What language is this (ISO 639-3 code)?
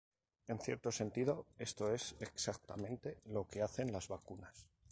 spa